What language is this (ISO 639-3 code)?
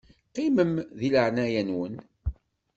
kab